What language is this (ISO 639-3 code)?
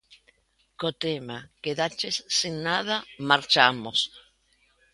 glg